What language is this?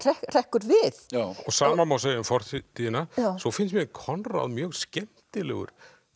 Icelandic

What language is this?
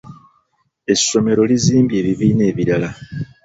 Ganda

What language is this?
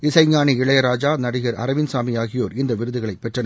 Tamil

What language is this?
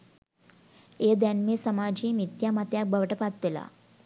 Sinhala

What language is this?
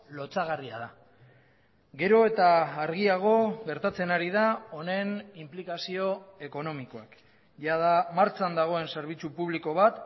Basque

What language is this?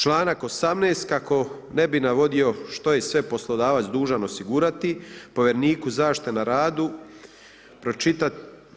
Croatian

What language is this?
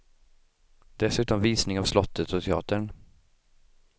Swedish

